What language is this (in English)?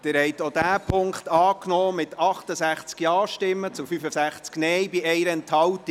Swiss German